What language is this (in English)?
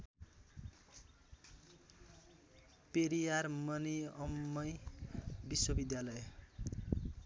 Nepali